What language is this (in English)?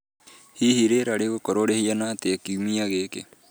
Kikuyu